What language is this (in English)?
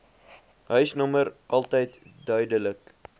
Afrikaans